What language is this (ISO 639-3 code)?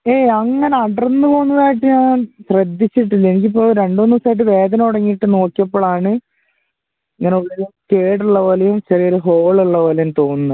mal